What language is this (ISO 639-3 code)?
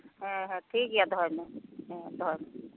sat